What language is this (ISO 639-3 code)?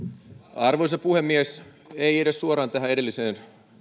fin